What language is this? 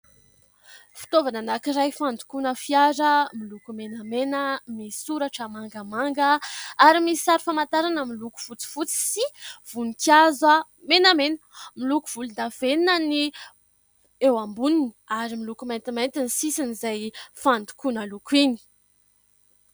Malagasy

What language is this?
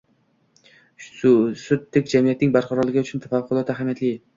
Uzbek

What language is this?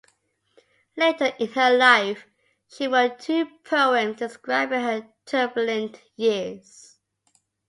English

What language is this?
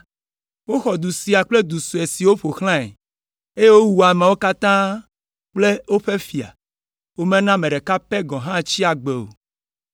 Ewe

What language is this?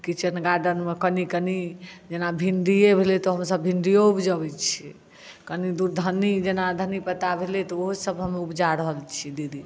Maithili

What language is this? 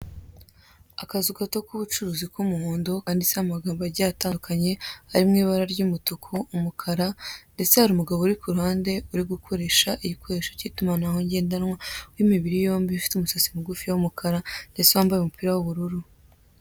Kinyarwanda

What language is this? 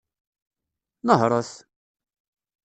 Kabyle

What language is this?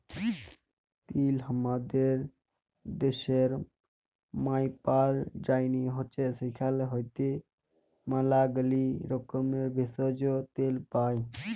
Bangla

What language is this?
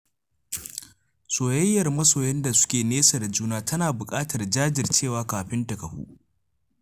Hausa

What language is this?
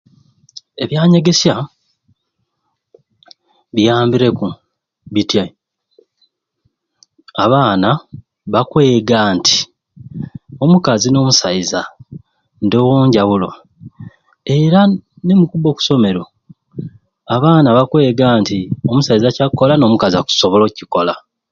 Ruuli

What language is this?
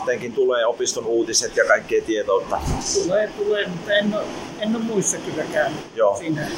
Finnish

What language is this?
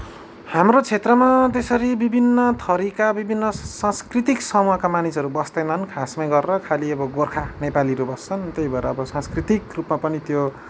Nepali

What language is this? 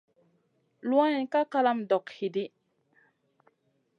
Masana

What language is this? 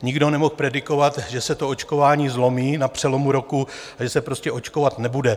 Czech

